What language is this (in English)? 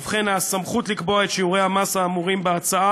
Hebrew